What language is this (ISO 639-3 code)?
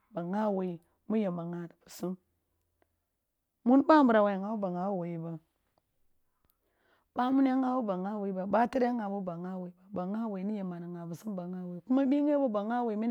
bbu